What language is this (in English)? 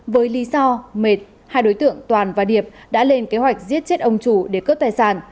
Vietnamese